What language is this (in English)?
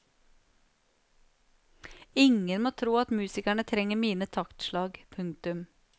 Norwegian